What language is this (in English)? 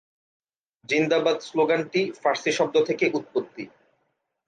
Bangla